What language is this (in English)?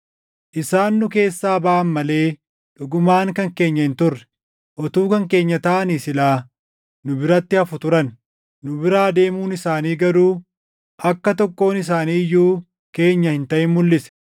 Oromo